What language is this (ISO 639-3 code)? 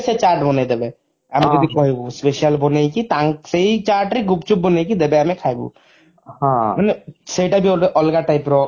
ori